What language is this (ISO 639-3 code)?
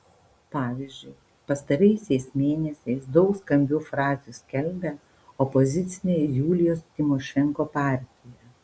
lit